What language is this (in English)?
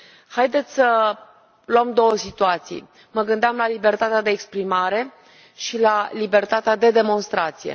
Romanian